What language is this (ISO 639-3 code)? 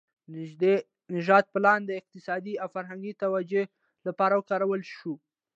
pus